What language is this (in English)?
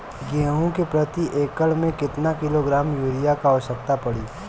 Bhojpuri